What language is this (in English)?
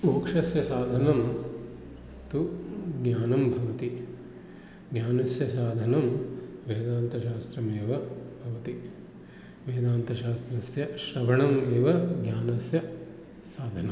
Sanskrit